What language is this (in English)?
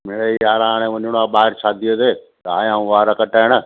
Sindhi